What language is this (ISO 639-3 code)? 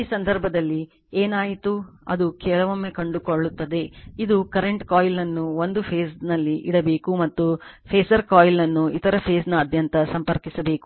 kan